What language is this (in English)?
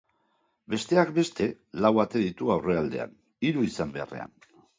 Basque